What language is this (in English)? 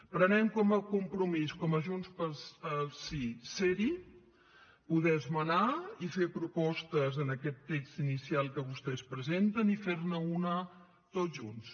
Catalan